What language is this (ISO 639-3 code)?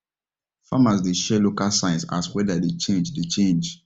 pcm